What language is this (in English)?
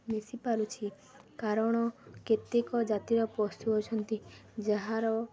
Odia